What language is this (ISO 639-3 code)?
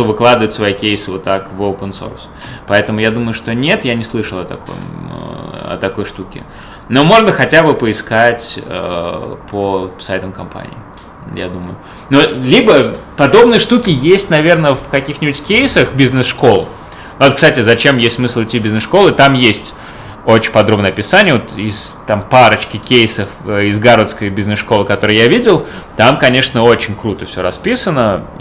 rus